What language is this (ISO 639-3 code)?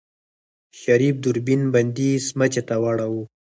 pus